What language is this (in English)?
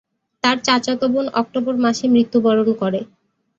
Bangla